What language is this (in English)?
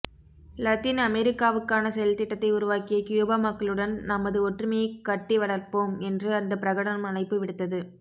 Tamil